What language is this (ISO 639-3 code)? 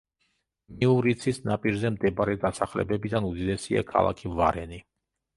kat